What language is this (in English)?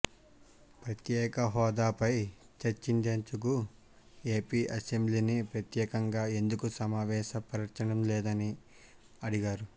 Telugu